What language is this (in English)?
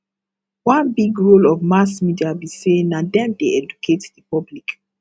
Nigerian Pidgin